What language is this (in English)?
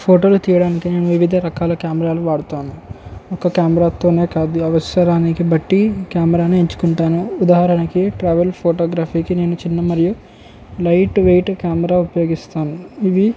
Telugu